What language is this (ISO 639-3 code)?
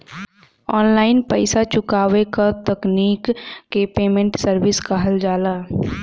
bho